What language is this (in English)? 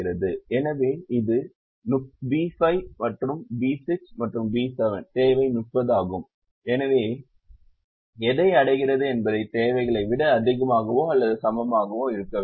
Tamil